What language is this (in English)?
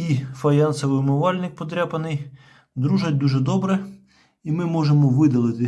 Ukrainian